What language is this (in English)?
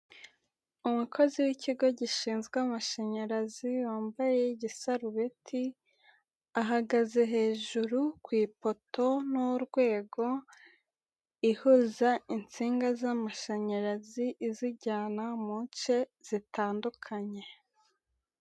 Kinyarwanda